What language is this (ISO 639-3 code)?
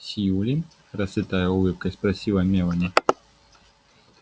rus